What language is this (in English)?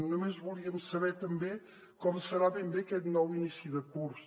Catalan